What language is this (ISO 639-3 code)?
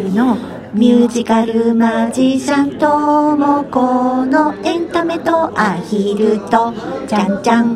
jpn